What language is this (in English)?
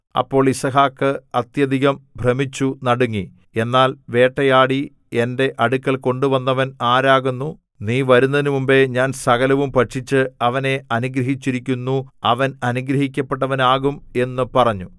Malayalam